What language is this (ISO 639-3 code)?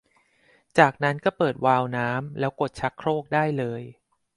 tha